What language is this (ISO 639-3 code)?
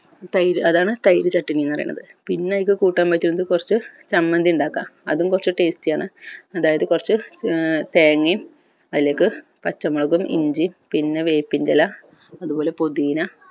mal